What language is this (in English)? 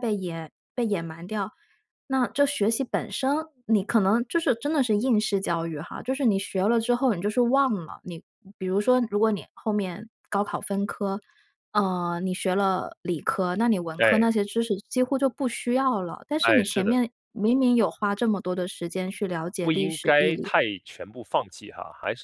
Chinese